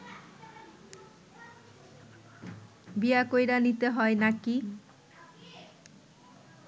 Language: Bangla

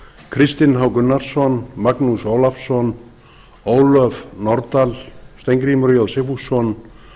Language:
Icelandic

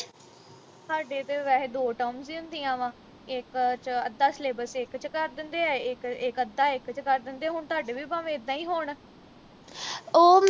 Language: Punjabi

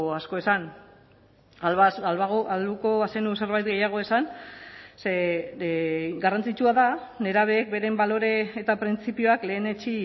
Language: Basque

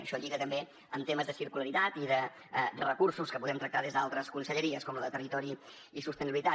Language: Catalan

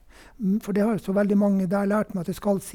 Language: Norwegian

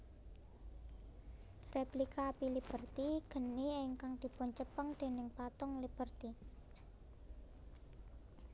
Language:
Javanese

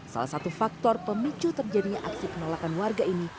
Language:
Indonesian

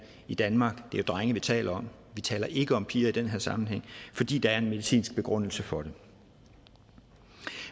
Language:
Danish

